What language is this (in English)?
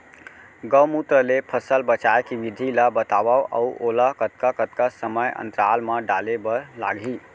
Chhattisgarhi